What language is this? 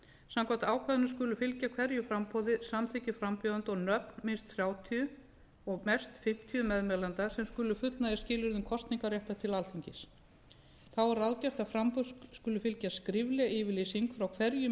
Icelandic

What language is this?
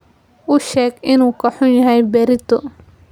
Somali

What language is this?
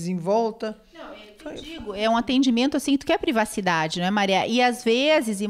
Portuguese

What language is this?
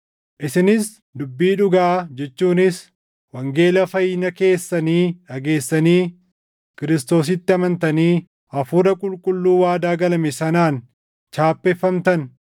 Oromo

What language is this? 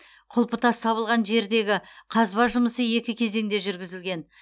Kazakh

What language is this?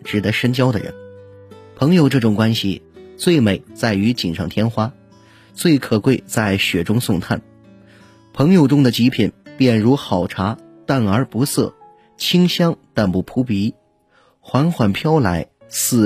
Chinese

